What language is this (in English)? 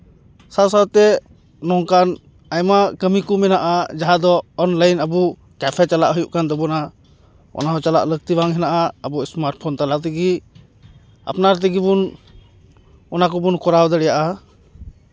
Santali